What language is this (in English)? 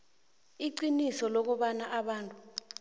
South Ndebele